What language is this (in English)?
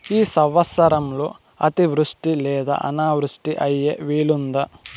Telugu